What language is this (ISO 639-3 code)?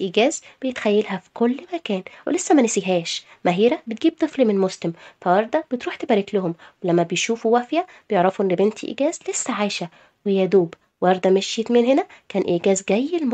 ara